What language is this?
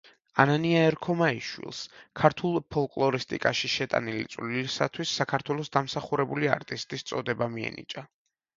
Georgian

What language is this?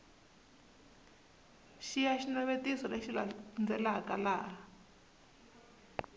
Tsonga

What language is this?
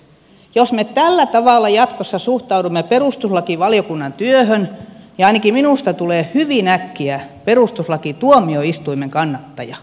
Finnish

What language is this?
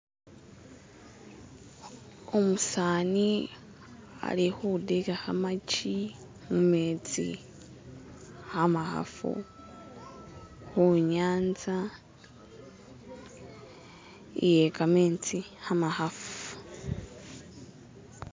Masaaba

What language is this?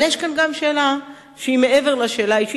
Hebrew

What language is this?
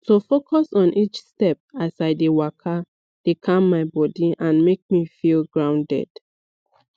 Nigerian Pidgin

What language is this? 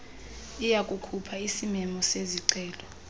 Xhosa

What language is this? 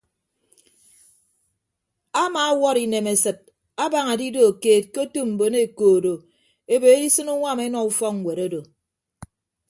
Ibibio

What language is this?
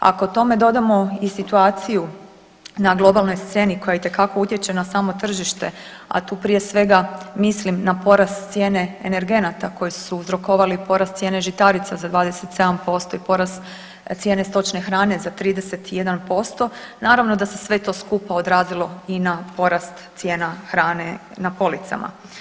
Croatian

